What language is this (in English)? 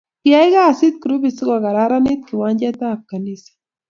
Kalenjin